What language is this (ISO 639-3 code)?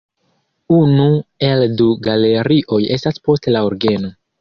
epo